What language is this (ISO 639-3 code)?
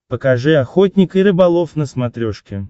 rus